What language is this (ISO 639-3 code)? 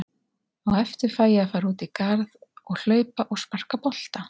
isl